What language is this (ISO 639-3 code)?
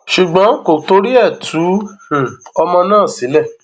yor